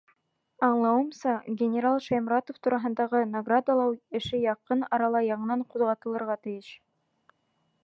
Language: Bashkir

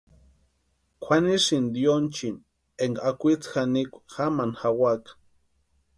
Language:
Western Highland Purepecha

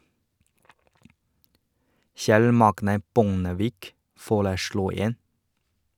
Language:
Norwegian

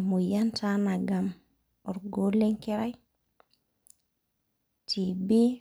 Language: Masai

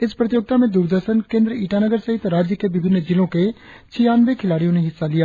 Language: Hindi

